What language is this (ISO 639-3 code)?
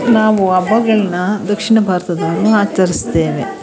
kan